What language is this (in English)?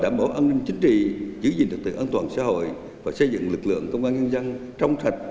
Vietnamese